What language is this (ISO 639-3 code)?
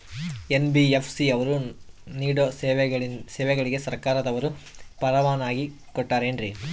kan